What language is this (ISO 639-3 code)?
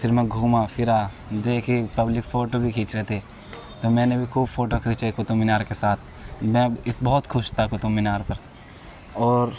urd